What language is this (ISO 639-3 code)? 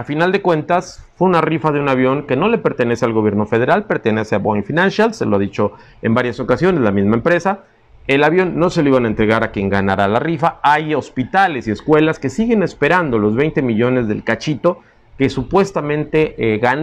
spa